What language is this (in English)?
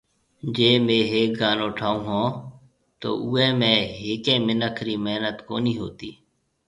Marwari (Pakistan)